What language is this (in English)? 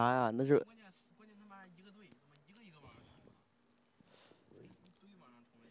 Chinese